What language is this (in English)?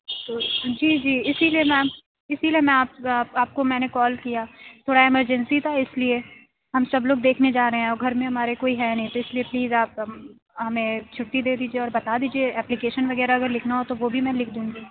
Urdu